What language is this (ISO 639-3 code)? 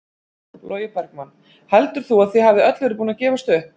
isl